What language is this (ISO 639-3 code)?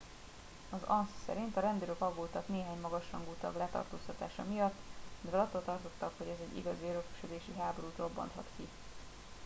hun